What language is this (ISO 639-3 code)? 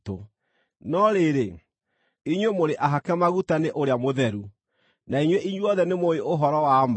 kik